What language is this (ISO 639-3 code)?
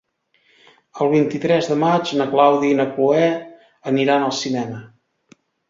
cat